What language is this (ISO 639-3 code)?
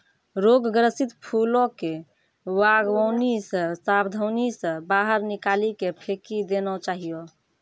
mai